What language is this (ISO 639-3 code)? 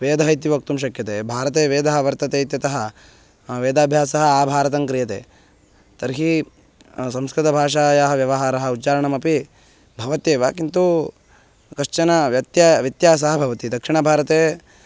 san